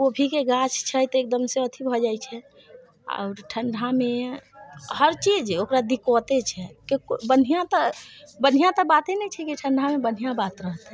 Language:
Maithili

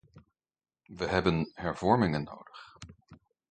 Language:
Dutch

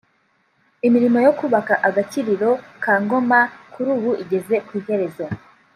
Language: Kinyarwanda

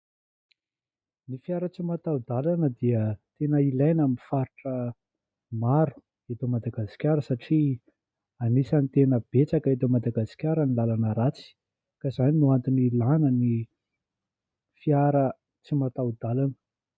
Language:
Malagasy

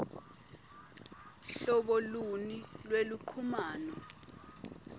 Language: Swati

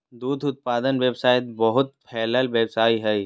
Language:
Magahi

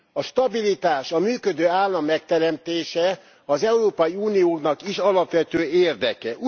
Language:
Hungarian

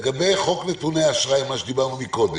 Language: Hebrew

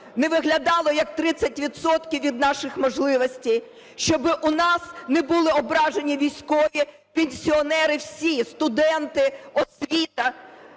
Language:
Ukrainian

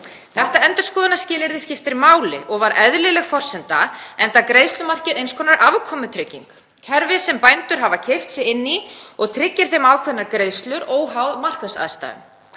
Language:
Icelandic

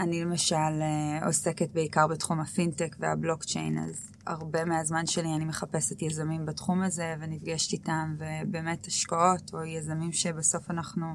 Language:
Hebrew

